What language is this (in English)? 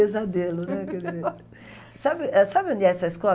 Portuguese